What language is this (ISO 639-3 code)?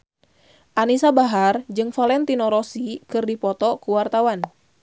sun